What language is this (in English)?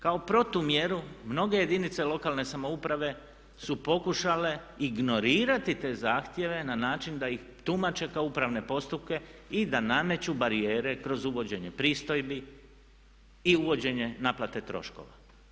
Croatian